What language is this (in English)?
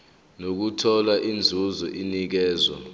Zulu